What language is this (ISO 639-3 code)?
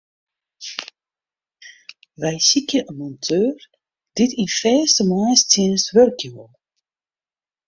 fry